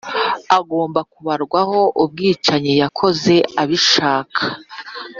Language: Kinyarwanda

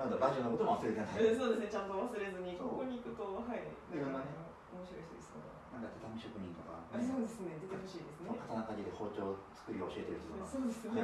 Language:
Japanese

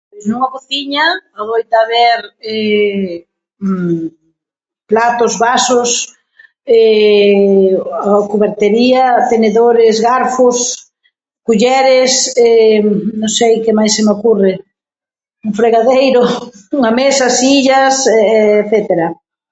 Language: Galician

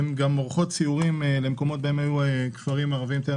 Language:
Hebrew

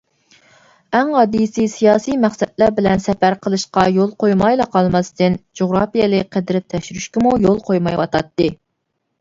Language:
Uyghur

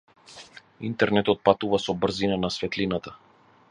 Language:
Macedonian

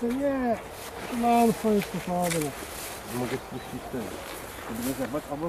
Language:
Polish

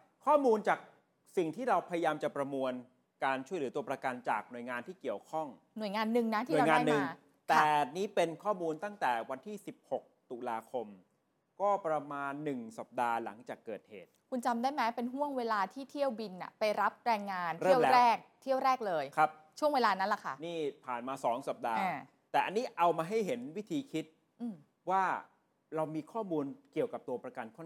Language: Thai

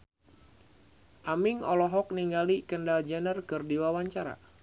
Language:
Sundanese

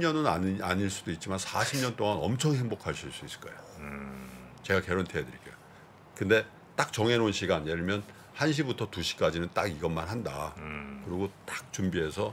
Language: Korean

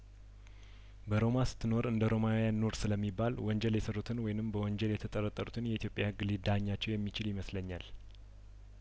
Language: Amharic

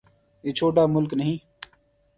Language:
Urdu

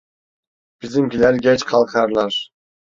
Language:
Turkish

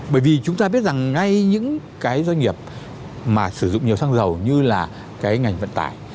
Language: Vietnamese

